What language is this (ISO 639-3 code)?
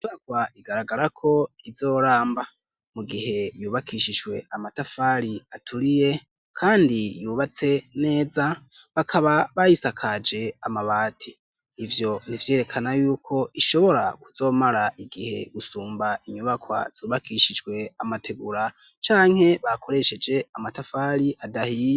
run